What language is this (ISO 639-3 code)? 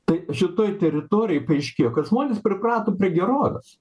lit